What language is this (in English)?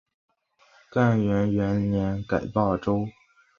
Chinese